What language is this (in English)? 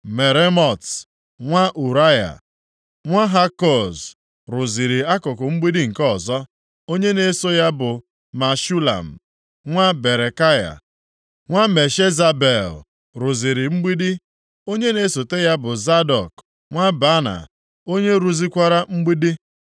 Igbo